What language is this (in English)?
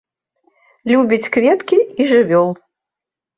Belarusian